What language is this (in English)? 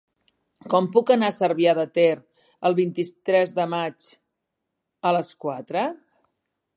Catalan